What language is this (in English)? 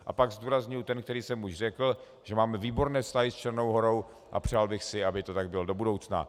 Czech